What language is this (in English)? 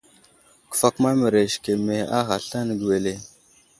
Wuzlam